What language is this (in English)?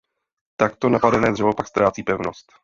Czech